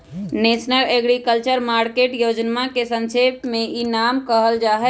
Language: Magahi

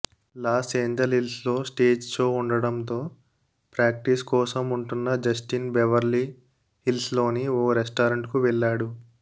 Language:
Telugu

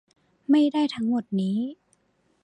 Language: Thai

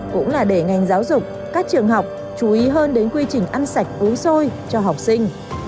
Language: Vietnamese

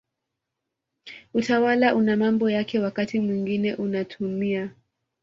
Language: Swahili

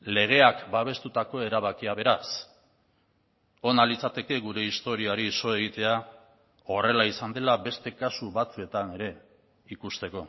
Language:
Basque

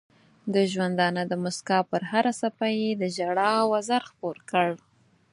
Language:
Pashto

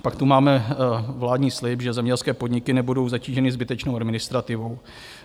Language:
Czech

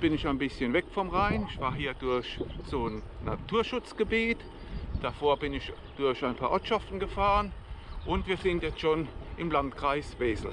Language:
German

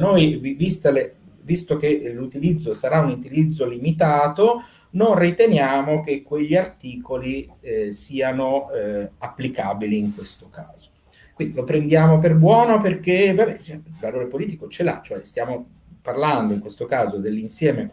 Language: Italian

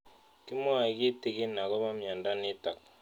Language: Kalenjin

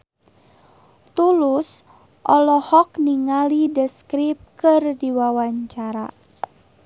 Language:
Sundanese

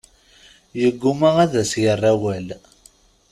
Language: Kabyle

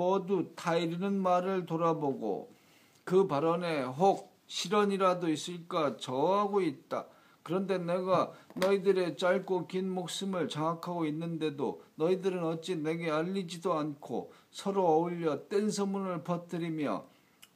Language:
Korean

